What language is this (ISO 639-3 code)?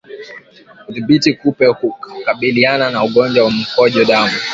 swa